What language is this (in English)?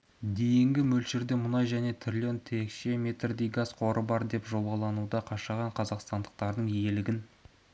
Kazakh